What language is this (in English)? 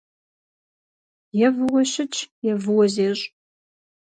Kabardian